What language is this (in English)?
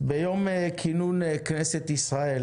Hebrew